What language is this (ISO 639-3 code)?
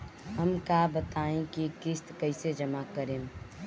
bho